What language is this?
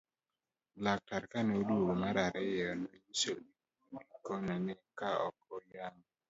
Luo (Kenya and Tanzania)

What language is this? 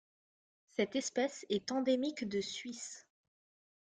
French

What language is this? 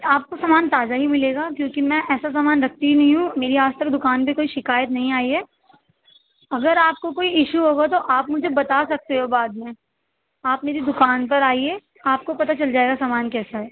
Urdu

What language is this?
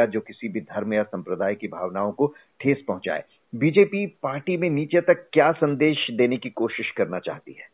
Hindi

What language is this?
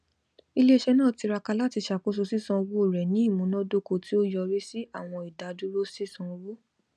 Yoruba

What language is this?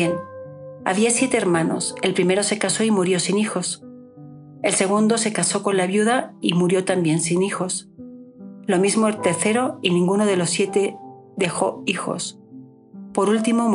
Spanish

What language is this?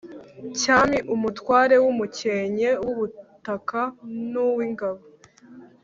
Kinyarwanda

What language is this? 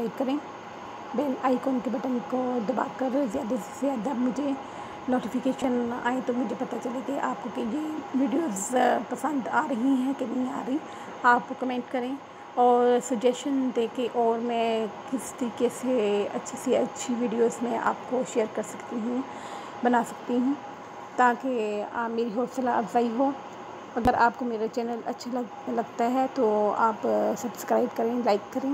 Hindi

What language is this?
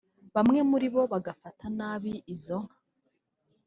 Kinyarwanda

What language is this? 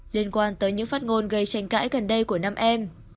Vietnamese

